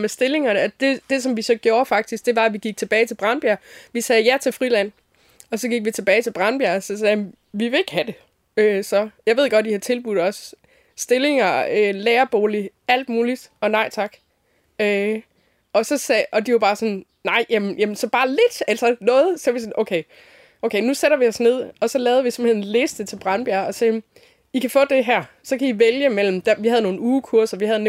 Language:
Danish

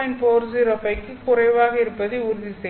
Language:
Tamil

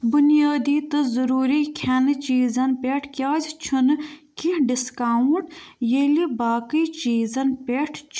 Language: Kashmiri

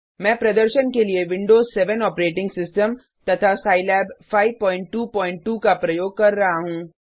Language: Hindi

